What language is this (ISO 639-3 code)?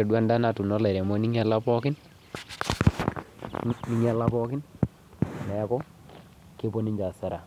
mas